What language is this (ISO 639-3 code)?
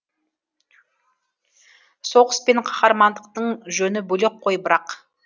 kaz